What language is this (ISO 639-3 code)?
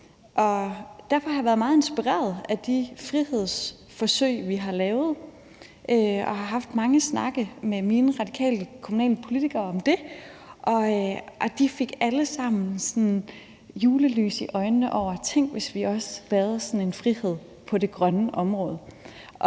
dan